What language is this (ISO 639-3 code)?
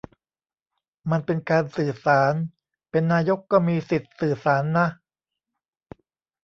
tha